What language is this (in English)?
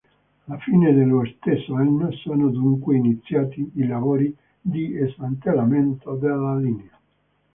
Italian